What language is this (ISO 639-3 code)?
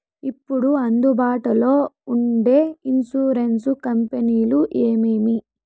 tel